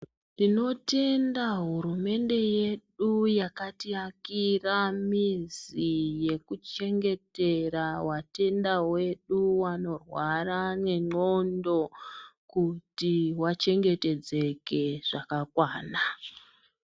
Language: Ndau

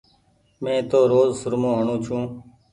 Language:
Goaria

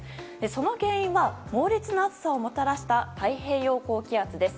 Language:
Japanese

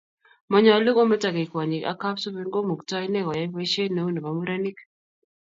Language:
Kalenjin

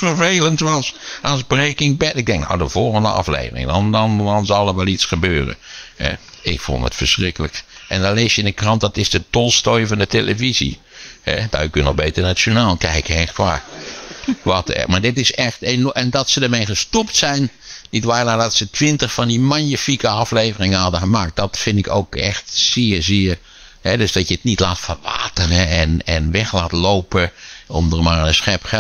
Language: Dutch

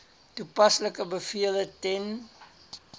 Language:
Afrikaans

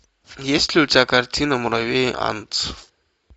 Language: Russian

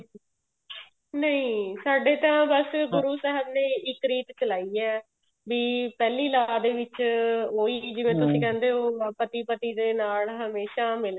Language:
Punjabi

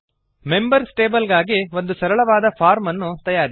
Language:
Kannada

